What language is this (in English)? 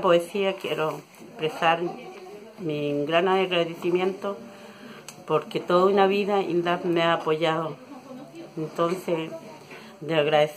Spanish